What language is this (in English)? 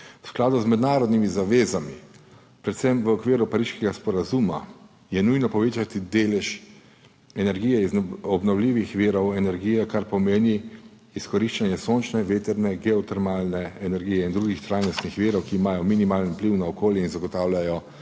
Slovenian